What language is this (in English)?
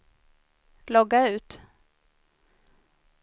Swedish